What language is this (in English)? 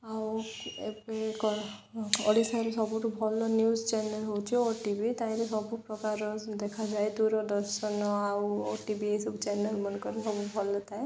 Odia